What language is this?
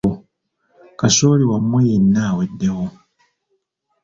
Ganda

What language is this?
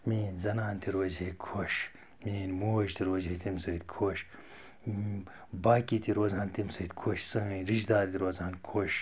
Kashmiri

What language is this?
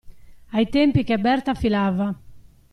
Italian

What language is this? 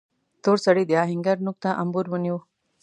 Pashto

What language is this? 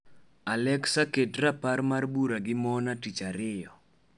Luo (Kenya and Tanzania)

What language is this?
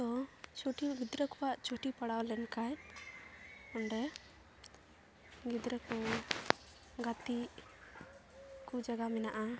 Santali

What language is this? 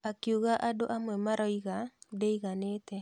Kikuyu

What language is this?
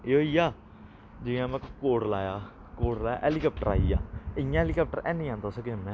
Dogri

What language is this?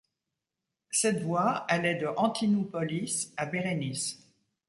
French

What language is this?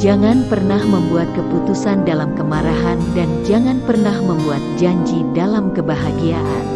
Indonesian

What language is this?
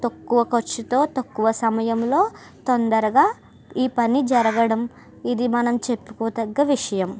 Telugu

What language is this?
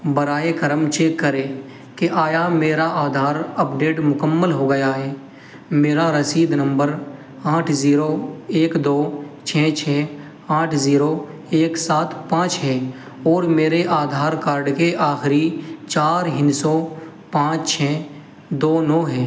Urdu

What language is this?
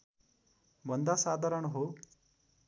Nepali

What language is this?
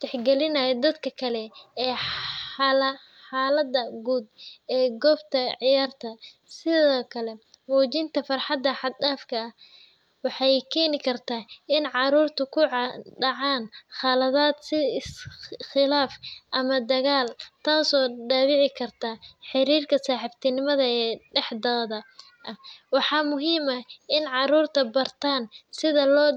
Somali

